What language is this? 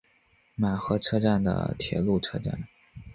Chinese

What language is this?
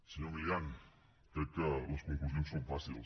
Catalan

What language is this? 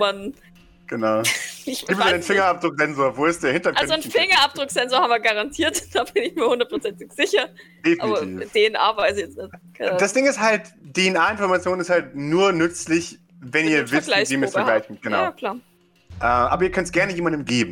German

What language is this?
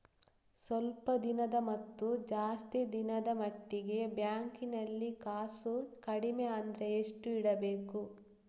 Kannada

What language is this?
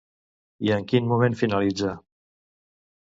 Catalan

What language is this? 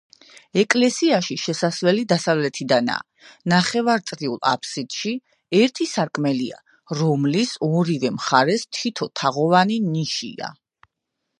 Georgian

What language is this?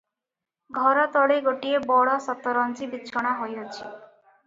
Odia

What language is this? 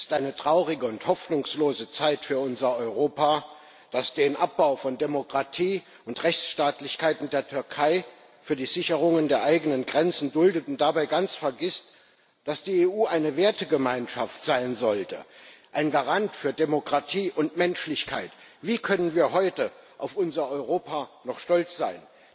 German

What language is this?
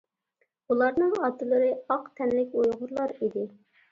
Uyghur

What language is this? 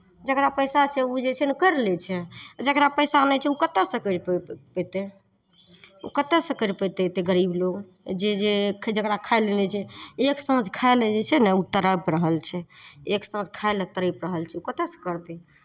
Maithili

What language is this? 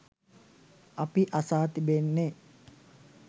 Sinhala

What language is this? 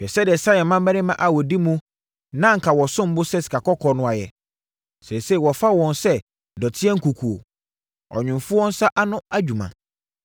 Akan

